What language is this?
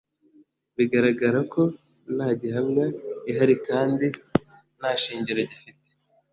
Kinyarwanda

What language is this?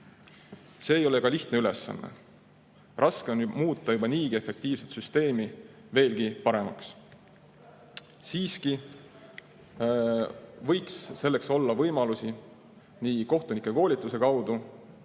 Estonian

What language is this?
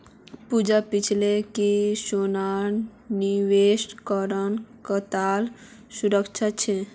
Magahi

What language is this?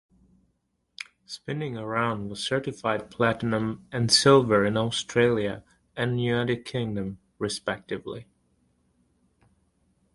English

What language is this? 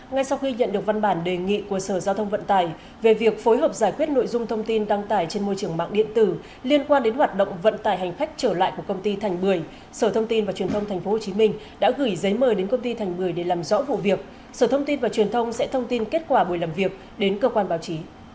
Vietnamese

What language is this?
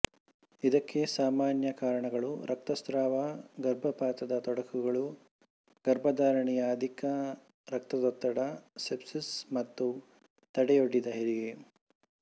Kannada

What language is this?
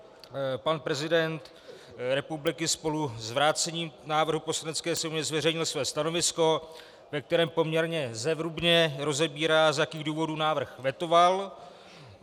Czech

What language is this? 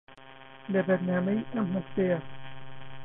Central Kurdish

